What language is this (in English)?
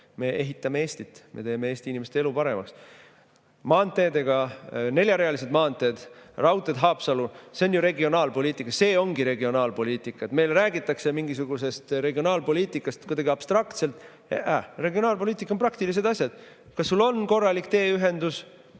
Estonian